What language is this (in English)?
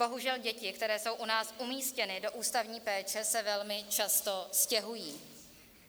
Czech